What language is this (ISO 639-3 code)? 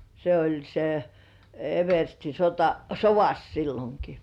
fin